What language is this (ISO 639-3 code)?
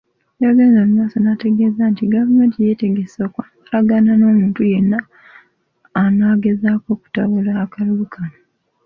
lug